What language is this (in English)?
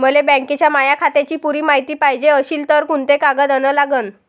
Marathi